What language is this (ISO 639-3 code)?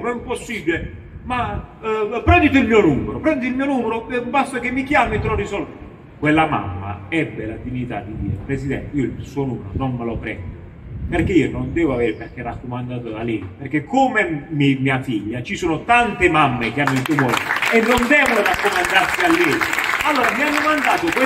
ita